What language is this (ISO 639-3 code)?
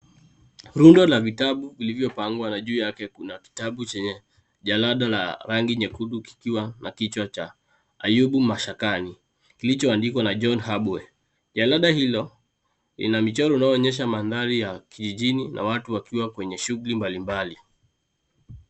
swa